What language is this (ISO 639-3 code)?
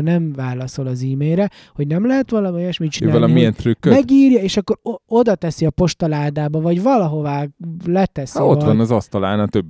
hun